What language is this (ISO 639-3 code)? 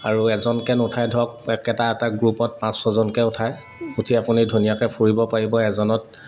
asm